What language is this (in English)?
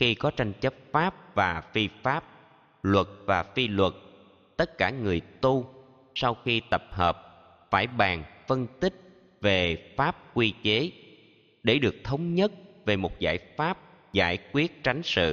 Vietnamese